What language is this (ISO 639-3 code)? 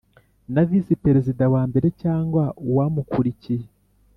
kin